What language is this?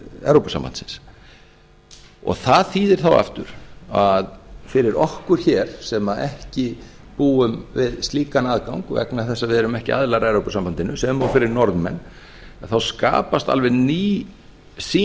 Icelandic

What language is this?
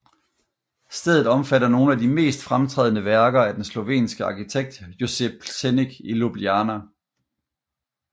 Danish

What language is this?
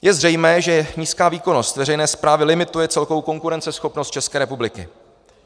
Czech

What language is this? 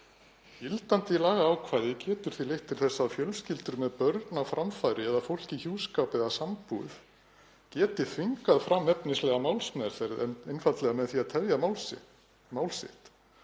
Icelandic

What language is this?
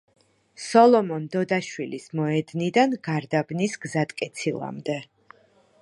Georgian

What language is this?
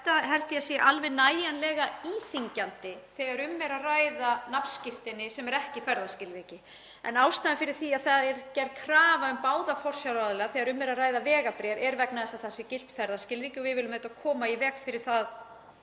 Icelandic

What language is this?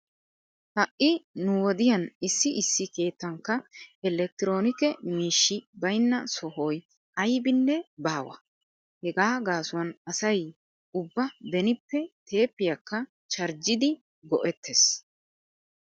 Wolaytta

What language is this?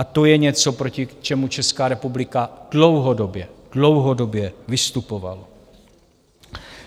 Czech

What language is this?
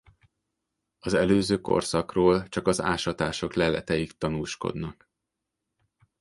Hungarian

